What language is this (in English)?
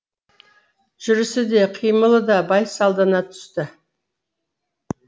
Kazakh